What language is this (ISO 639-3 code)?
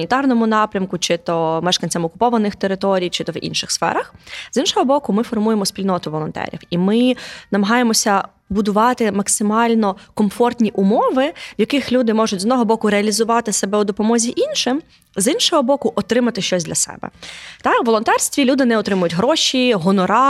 ukr